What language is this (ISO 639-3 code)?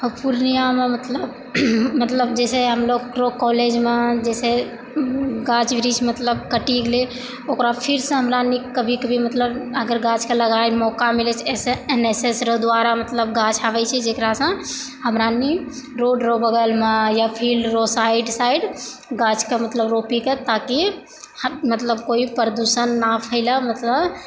mai